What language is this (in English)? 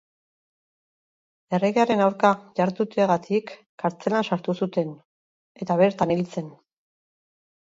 Basque